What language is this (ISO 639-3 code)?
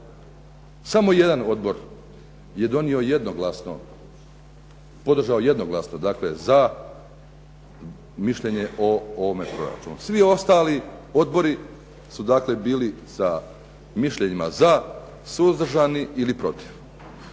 hrv